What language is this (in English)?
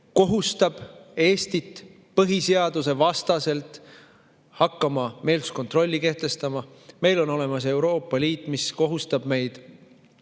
Estonian